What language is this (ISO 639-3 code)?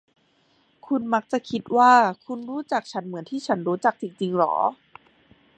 tha